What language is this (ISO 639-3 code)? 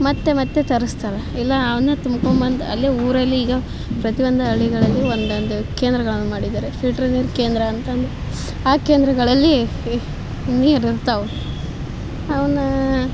kan